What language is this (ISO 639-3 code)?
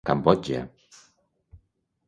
cat